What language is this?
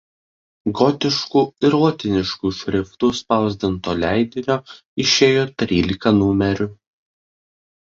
Lithuanian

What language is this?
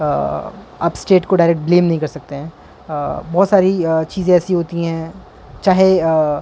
Urdu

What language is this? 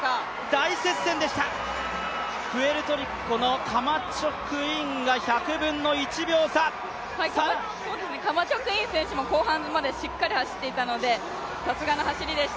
Japanese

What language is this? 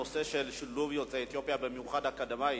Hebrew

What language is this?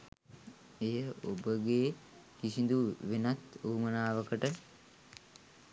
Sinhala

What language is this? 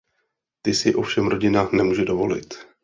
Czech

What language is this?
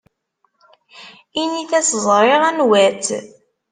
Kabyle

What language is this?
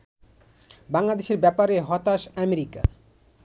Bangla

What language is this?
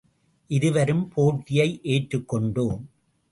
Tamil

